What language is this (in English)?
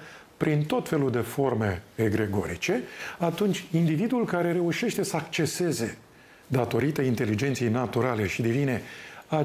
Romanian